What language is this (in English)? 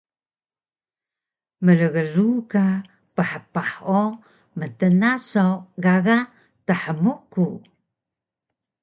Taroko